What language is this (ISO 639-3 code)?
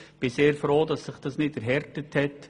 gsw